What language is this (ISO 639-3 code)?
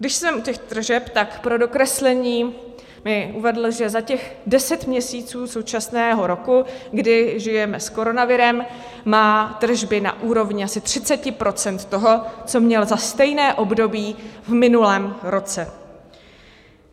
ces